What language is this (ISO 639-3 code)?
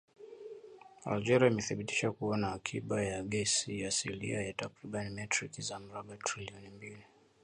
swa